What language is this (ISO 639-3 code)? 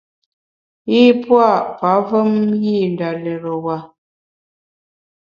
bax